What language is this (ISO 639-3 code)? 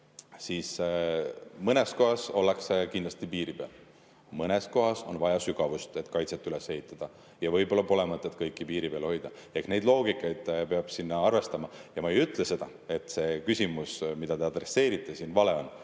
est